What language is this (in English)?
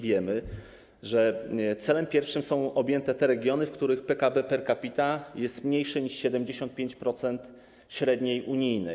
Polish